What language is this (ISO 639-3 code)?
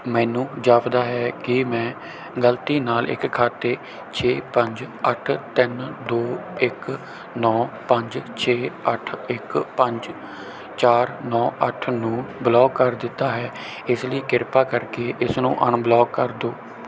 pan